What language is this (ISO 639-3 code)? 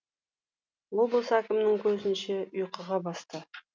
kaz